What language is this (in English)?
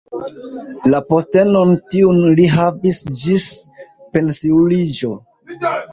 Esperanto